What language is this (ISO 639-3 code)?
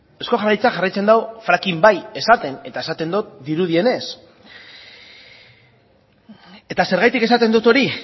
eus